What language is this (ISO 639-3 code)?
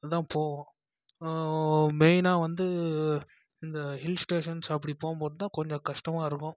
tam